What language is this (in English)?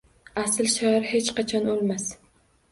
Uzbek